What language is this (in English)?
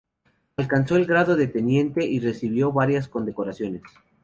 Spanish